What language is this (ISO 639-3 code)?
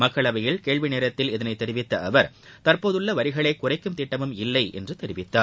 tam